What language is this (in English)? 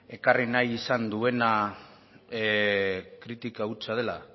Basque